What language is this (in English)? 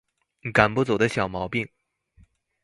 Chinese